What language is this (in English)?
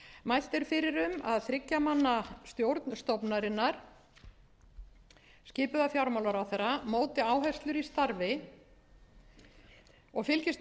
Icelandic